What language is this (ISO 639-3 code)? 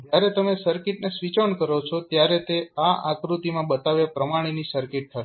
guj